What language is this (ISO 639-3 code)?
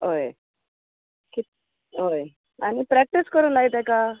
kok